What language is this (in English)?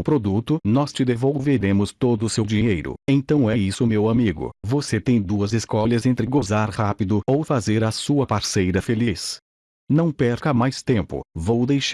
Portuguese